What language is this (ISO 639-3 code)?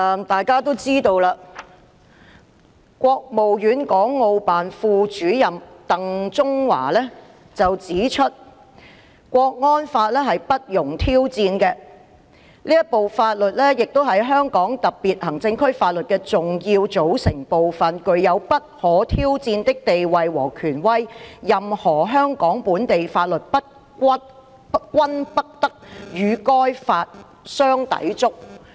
yue